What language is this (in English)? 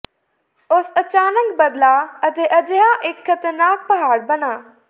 Punjabi